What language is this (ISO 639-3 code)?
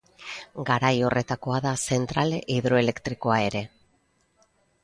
eus